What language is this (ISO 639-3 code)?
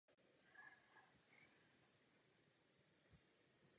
ces